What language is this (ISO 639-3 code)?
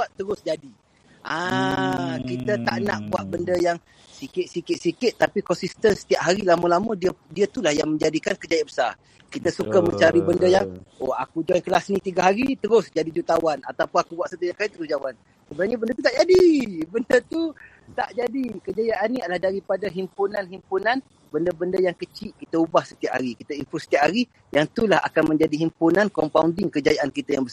msa